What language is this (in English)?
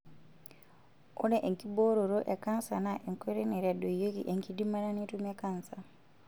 Masai